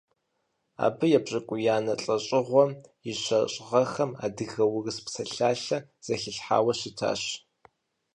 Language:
Kabardian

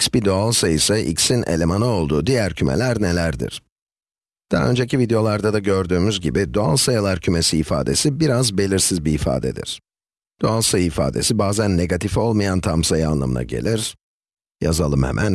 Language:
Turkish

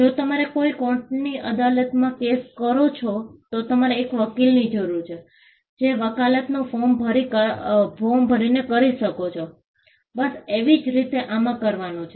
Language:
Gujarati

